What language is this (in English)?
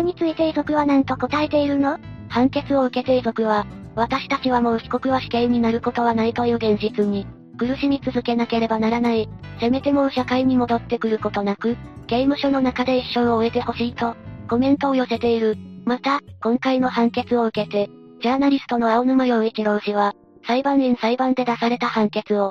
Japanese